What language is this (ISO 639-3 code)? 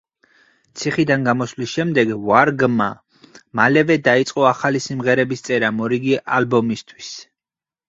kat